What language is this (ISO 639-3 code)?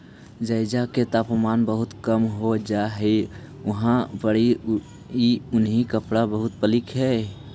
mag